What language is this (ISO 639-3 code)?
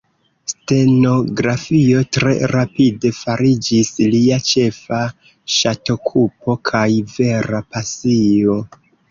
epo